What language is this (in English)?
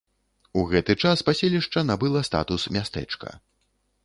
Belarusian